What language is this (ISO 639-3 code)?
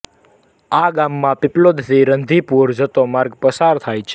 guj